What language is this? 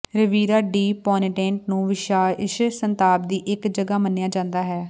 Punjabi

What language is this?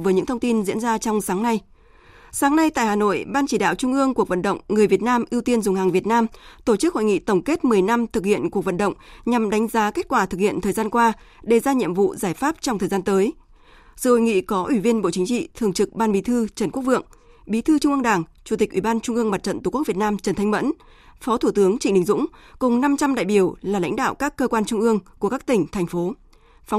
Vietnamese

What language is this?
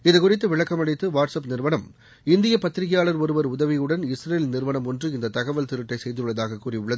Tamil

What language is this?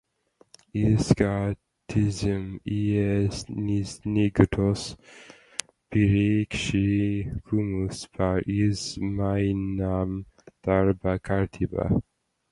Latvian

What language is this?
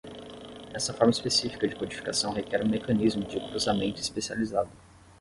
Portuguese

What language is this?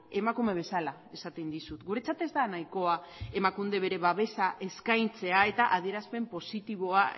Basque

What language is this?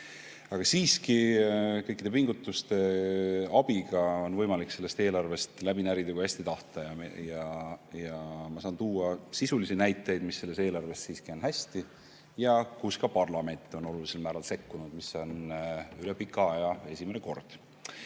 Estonian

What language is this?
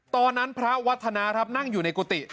Thai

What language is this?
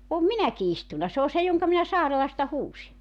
Finnish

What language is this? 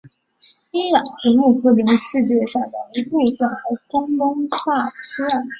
Chinese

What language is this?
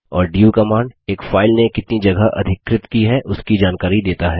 Hindi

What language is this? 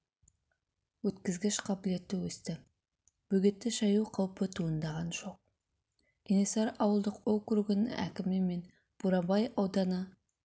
Kazakh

